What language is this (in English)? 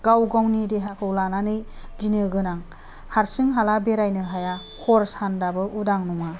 Bodo